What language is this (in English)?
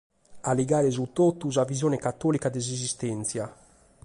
Sardinian